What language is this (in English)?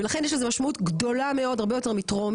Hebrew